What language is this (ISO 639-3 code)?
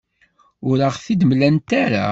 kab